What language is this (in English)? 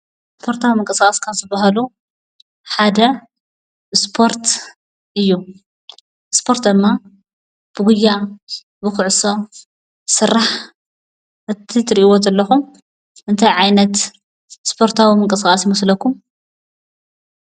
Tigrinya